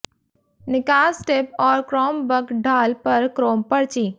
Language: Hindi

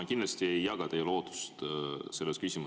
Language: Estonian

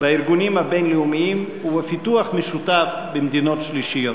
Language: Hebrew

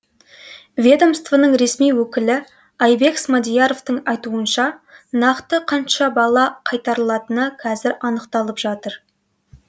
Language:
Kazakh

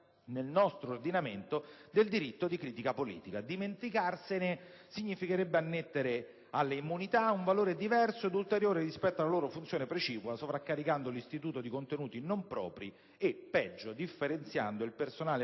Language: Italian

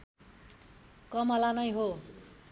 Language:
Nepali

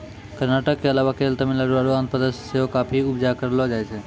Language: Maithili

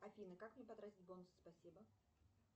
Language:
Russian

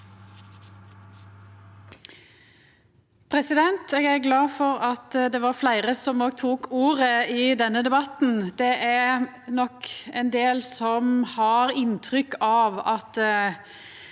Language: Norwegian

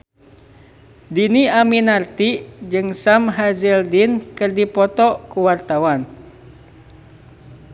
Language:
Sundanese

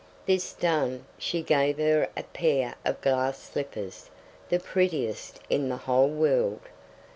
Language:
English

